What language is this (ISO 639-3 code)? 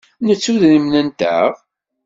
kab